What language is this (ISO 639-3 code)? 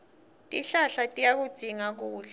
ssw